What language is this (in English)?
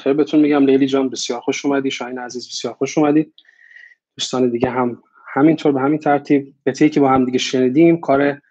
Persian